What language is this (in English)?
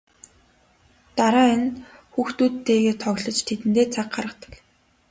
Mongolian